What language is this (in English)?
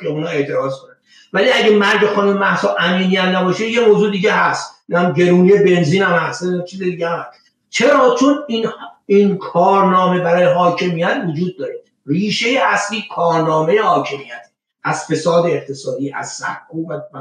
Persian